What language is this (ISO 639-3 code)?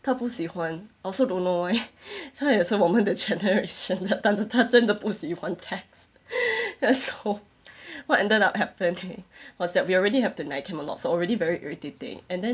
eng